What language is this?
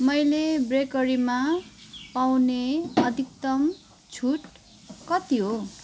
Nepali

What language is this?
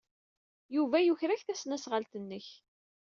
Kabyle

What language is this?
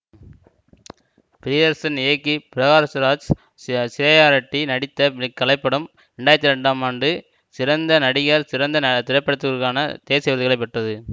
Tamil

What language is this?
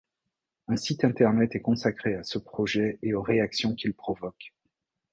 French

